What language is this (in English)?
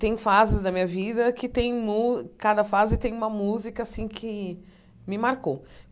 Portuguese